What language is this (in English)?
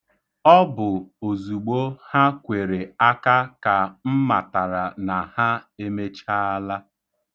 Igbo